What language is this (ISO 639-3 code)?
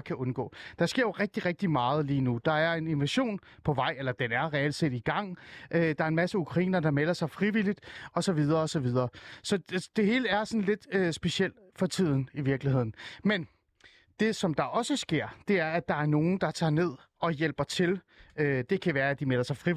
dan